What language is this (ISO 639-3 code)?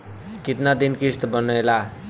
bho